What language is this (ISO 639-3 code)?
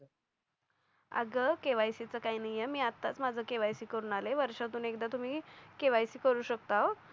mar